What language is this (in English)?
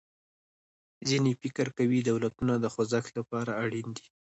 Pashto